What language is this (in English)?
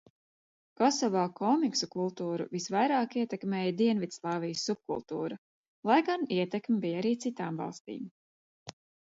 Latvian